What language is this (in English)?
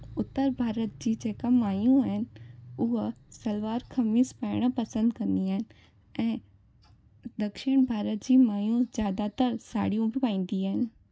Sindhi